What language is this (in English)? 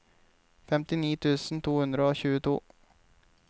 Norwegian